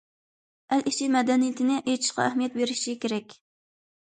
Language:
Uyghur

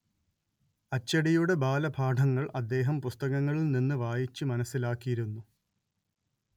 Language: Malayalam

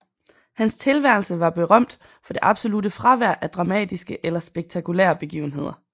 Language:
Danish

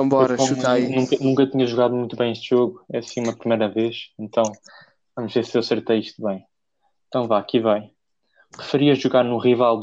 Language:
Portuguese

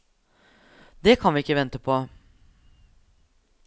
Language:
Norwegian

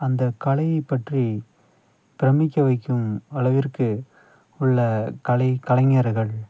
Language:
Tamil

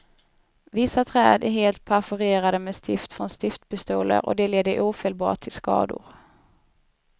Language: Swedish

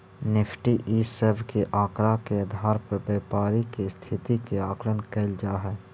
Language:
Magahi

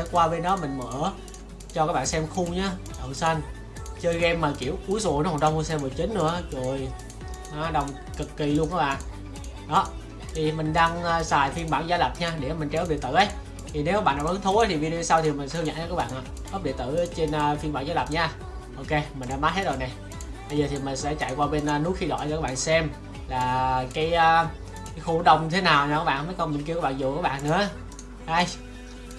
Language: Vietnamese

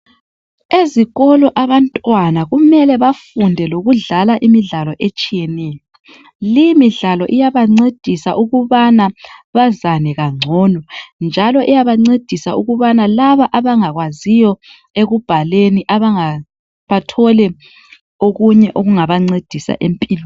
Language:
North Ndebele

